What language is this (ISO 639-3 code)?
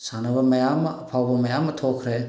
mni